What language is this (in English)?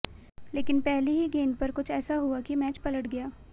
Hindi